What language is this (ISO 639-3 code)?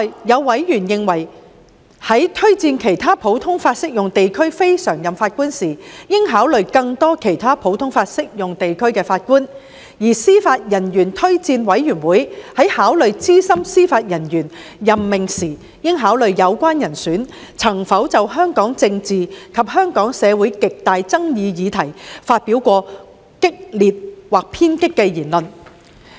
yue